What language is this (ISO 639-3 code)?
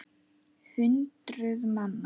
isl